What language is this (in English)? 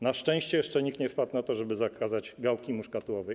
Polish